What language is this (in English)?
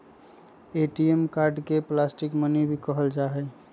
Magahi